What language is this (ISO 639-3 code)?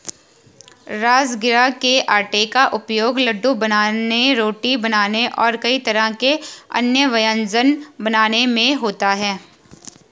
hin